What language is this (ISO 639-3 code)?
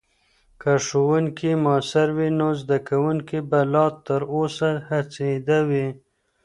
pus